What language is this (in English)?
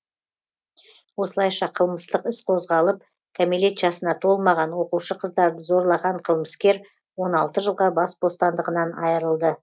Kazakh